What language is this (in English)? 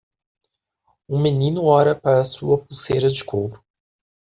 Portuguese